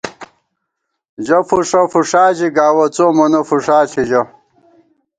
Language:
Gawar-Bati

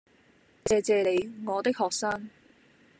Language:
Cantonese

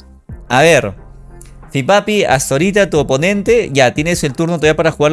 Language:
Spanish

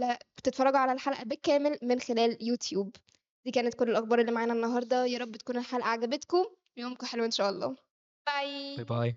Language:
Arabic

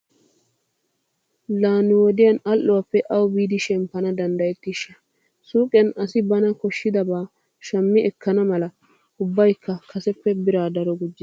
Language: Wolaytta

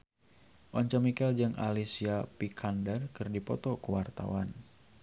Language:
Sundanese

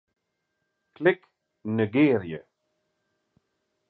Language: Western Frisian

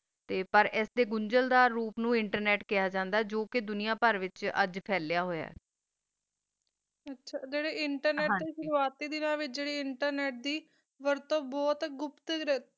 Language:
Punjabi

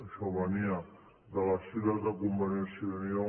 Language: Catalan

